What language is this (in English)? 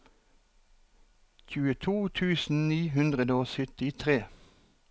Norwegian